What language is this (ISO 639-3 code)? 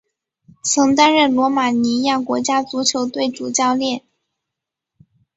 zho